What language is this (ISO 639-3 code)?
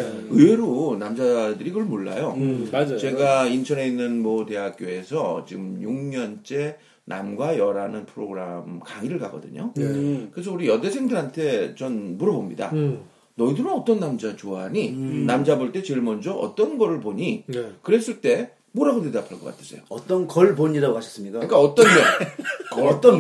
kor